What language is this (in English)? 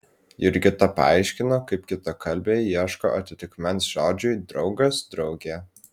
Lithuanian